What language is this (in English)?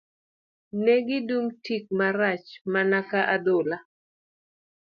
Luo (Kenya and Tanzania)